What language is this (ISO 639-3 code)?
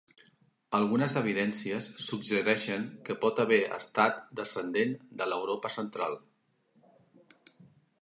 cat